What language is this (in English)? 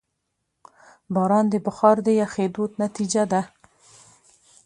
Pashto